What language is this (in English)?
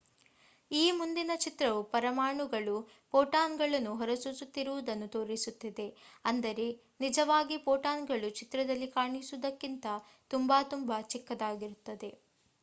Kannada